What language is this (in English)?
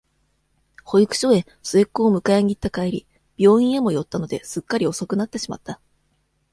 Japanese